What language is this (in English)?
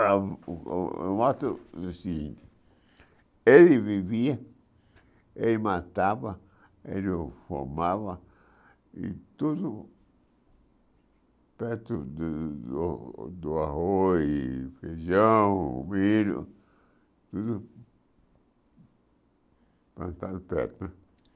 Portuguese